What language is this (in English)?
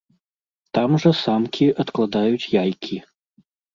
Belarusian